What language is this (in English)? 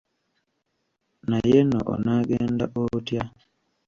Ganda